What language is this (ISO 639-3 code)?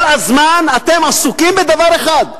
heb